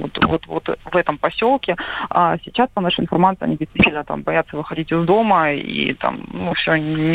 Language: Russian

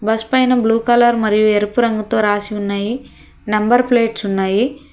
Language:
Telugu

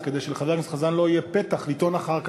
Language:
Hebrew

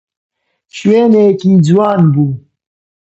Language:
Central Kurdish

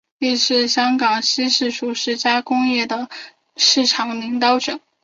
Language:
Chinese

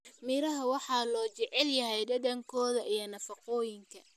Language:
Somali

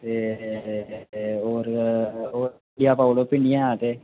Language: Dogri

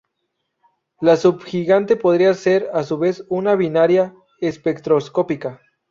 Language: Spanish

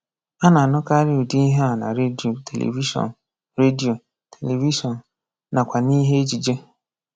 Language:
Igbo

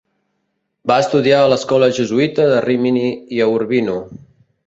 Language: Catalan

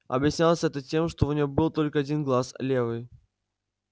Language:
Russian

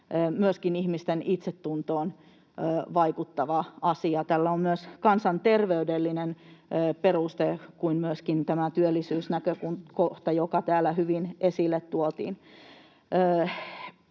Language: Finnish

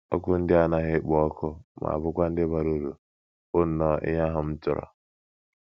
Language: Igbo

